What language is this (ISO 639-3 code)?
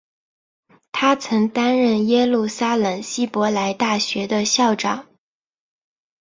zho